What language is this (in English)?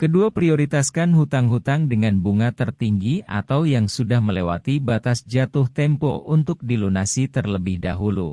Indonesian